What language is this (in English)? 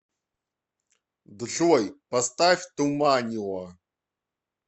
Russian